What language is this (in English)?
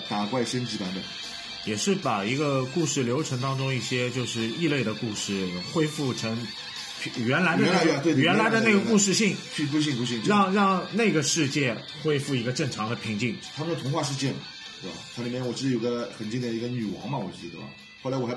Chinese